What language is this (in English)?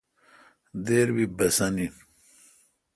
Kalkoti